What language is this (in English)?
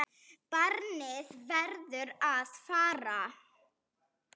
Icelandic